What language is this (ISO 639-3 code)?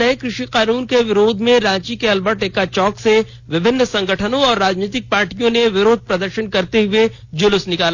hin